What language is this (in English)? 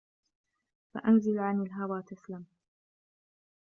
Arabic